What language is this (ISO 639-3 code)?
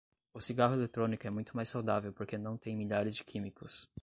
por